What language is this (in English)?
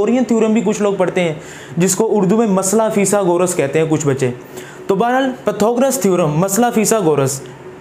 Hindi